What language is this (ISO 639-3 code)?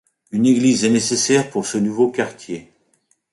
fra